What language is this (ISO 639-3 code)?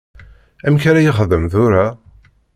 kab